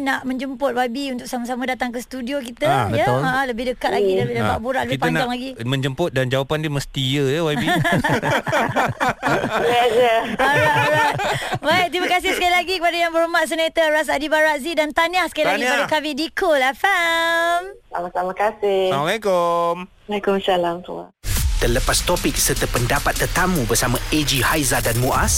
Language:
Malay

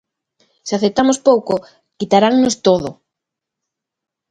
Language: Galician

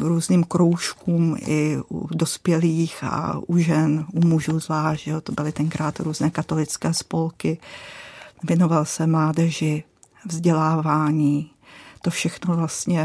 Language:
Czech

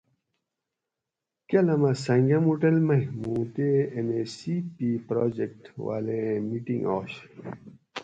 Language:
Gawri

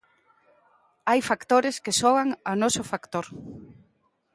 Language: Galician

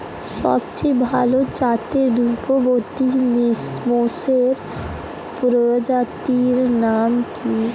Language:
Bangla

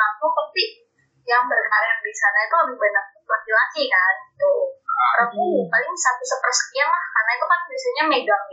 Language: Indonesian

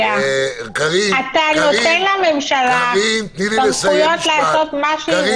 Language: Hebrew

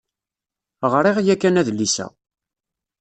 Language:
Kabyle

